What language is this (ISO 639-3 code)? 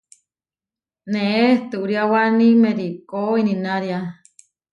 var